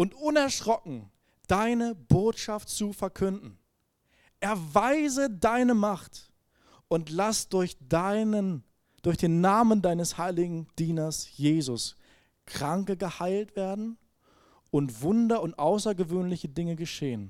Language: German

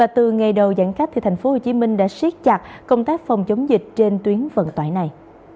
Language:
Vietnamese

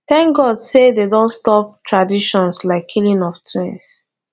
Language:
Nigerian Pidgin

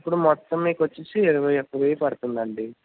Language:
Telugu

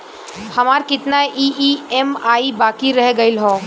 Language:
Bhojpuri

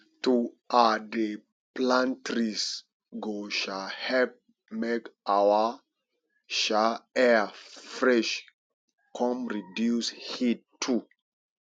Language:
Nigerian Pidgin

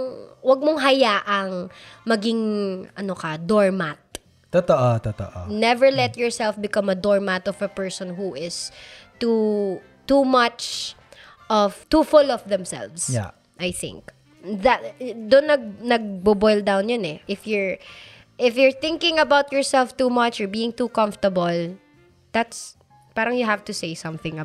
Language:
Filipino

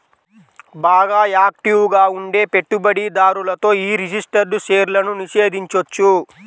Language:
Telugu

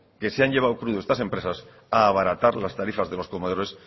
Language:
Spanish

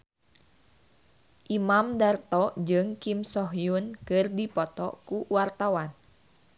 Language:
Sundanese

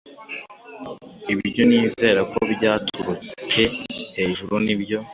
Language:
Kinyarwanda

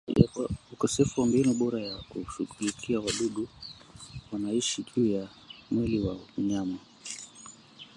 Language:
Swahili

